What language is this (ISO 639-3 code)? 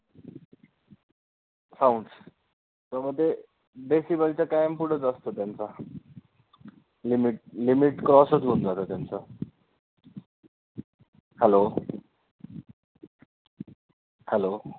mar